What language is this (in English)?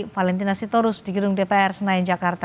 Indonesian